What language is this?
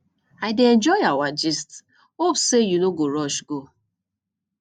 Nigerian Pidgin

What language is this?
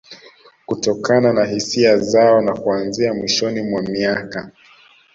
Swahili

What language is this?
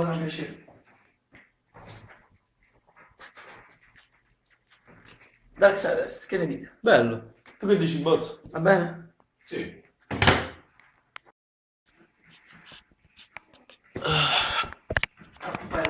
Italian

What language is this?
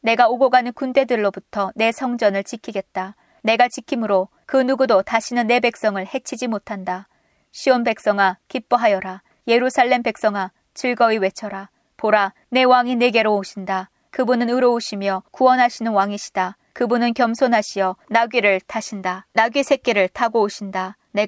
Korean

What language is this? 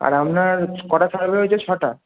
Bangla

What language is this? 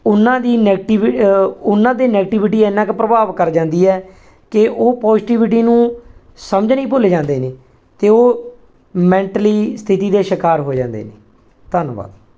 Punjabi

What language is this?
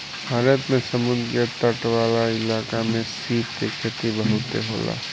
Bhojpuri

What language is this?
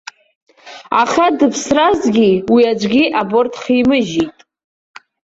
Abkhazian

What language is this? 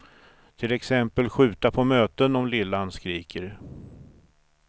Swedish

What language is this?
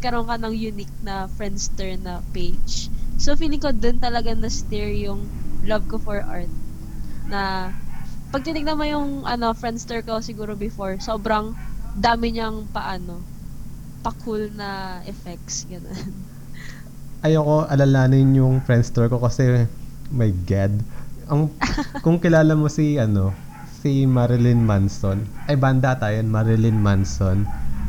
Filipino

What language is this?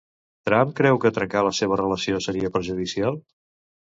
Catalan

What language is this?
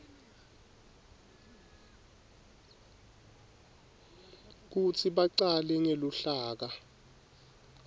Swati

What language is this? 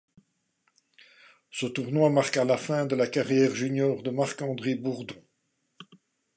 French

